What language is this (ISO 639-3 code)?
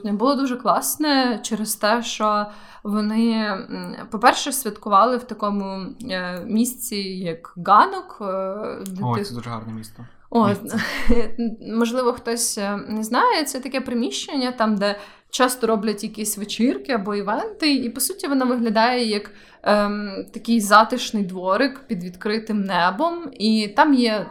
ukr